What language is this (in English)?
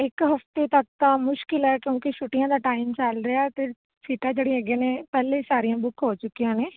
Punjabi